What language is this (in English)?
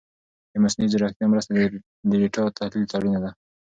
Pashto